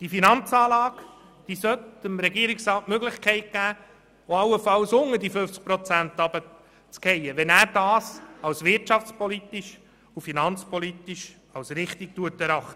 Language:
Swiss German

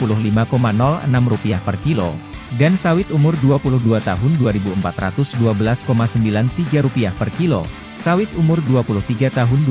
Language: Indonesian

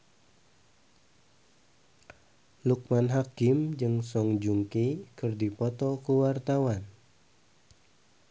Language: Sundanese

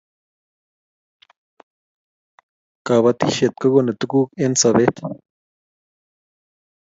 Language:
Kalenjin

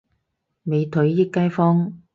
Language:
Cantonese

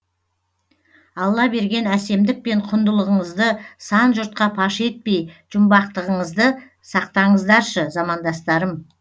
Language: Kazakh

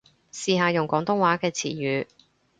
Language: Cantonese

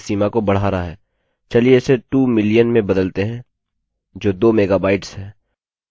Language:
Hindi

